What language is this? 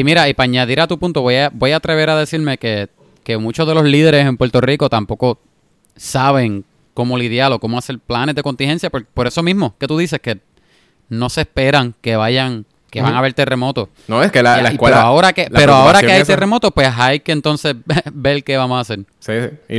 Spanish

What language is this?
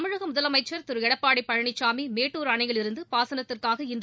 Tamil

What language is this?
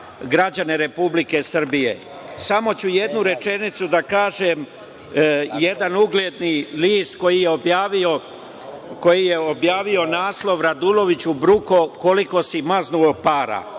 Serbian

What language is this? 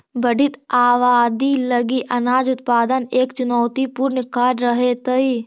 Magahi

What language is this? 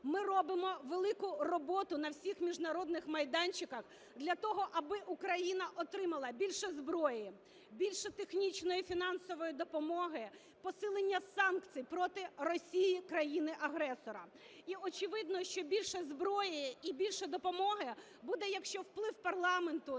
Ukrainian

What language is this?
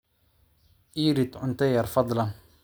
Somali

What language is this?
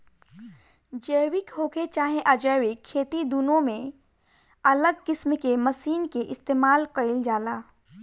Bhojpuri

